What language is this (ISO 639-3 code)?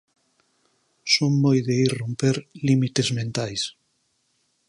glg